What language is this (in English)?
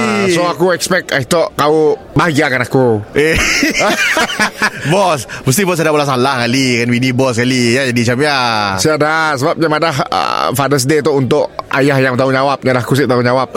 Malay